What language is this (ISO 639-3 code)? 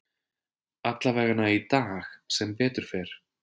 isl